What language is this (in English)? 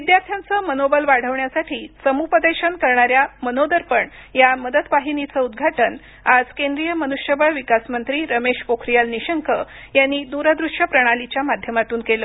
Marathi